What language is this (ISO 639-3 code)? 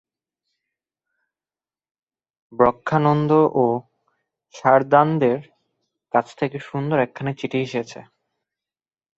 ben